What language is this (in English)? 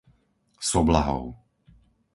Slovak